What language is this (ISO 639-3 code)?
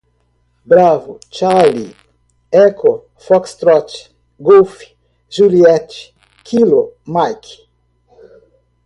por